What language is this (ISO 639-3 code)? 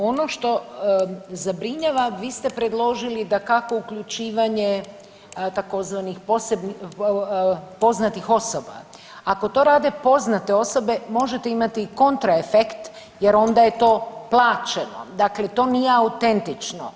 hrv